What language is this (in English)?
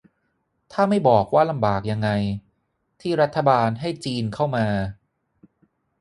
Thai